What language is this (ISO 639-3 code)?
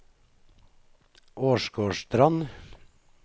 nor